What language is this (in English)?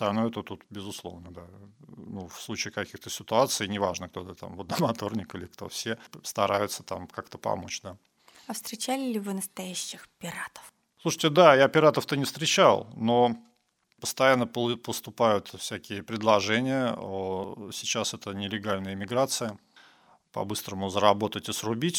Russian